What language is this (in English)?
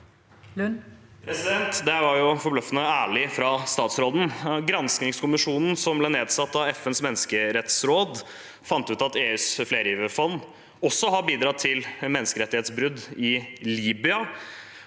Norwegian